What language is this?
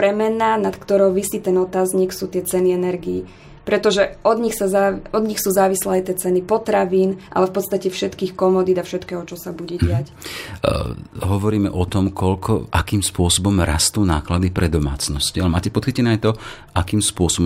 Slovak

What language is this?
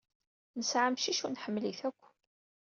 Kabyle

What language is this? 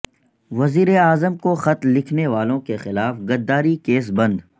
Urdu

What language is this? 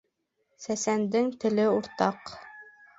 Bashkir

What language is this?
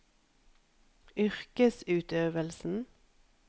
Norwegian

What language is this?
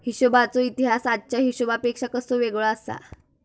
Marathi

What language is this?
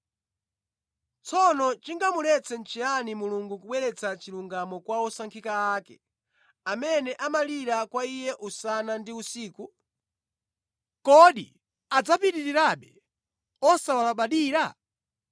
Nyanja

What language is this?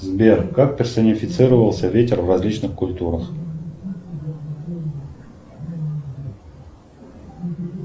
Russian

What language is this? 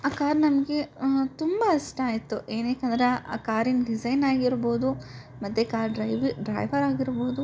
Kannada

